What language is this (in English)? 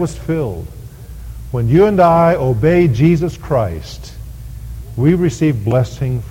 English